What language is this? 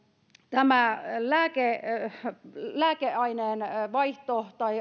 Finnish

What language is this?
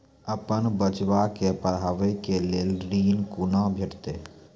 Maithili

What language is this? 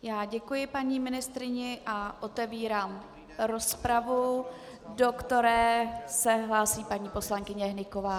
Czech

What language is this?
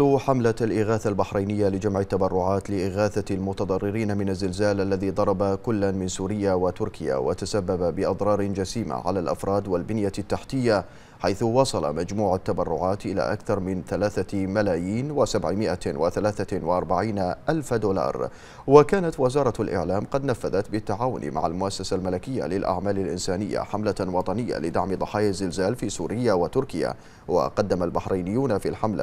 Arabic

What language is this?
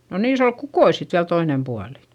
Finnish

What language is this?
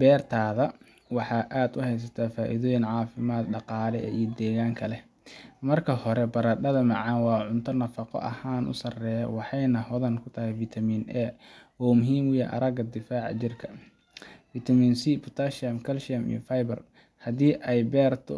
Somali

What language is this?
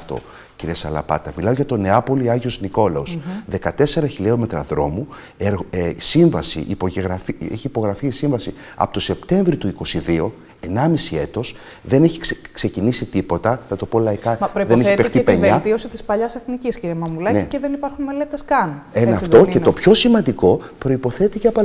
Greek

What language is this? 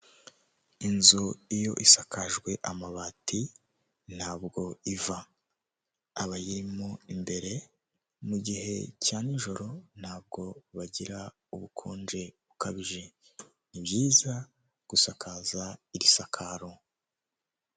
Kinyarwanda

